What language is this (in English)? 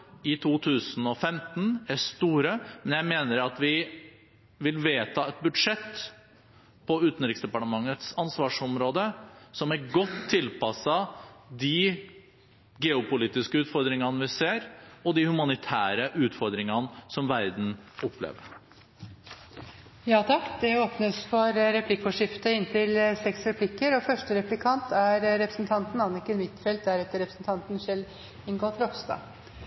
Norwegian Bokmål